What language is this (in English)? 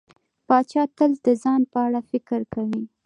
Pashto